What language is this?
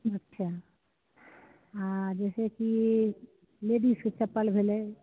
Maithili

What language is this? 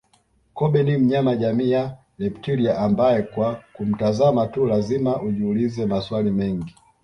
Swahili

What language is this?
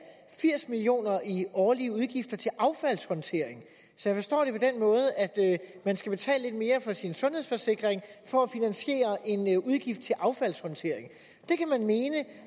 Danish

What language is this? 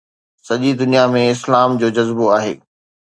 Sindhi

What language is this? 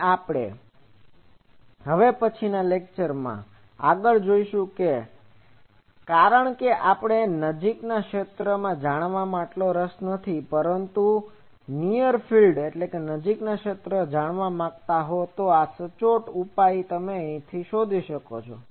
Gujarati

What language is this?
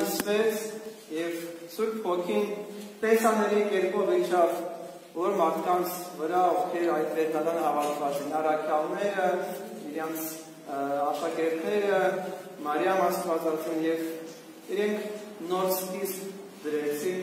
Turkish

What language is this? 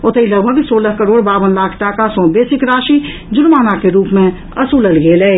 Maithili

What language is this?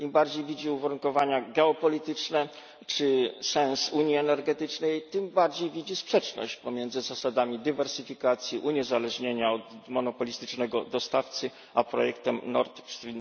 Polish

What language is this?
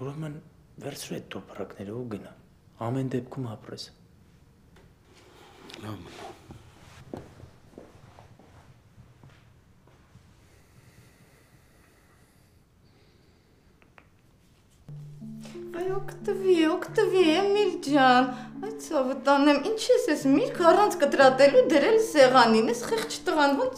Romanian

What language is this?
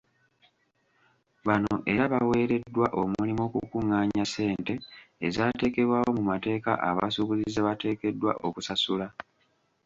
Ganda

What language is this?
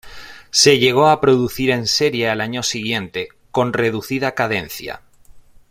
Spanish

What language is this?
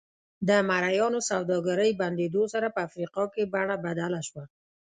Pashto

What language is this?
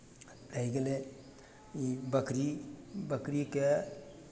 Maithili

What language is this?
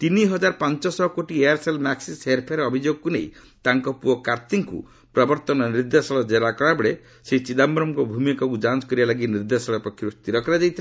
Odia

